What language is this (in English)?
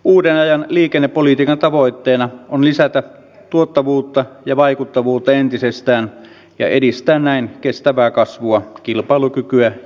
Finnish